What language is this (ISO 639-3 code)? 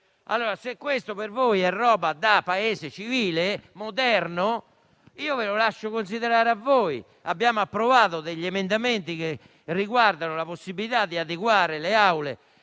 ita